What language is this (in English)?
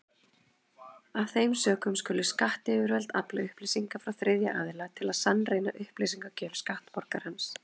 Icelandic